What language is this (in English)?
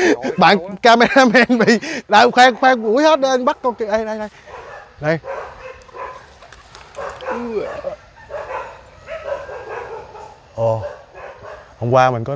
Vietnamese